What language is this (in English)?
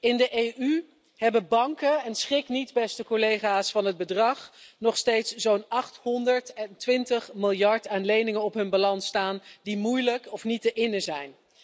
Dutch